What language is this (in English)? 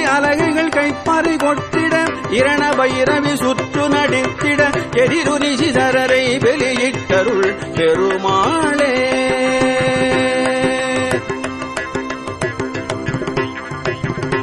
Tamil